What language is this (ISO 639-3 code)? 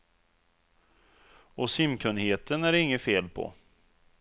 swe